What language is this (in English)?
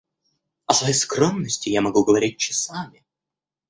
Russian